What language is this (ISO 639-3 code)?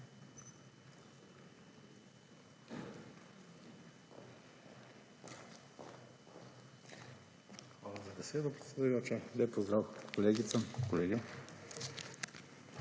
slv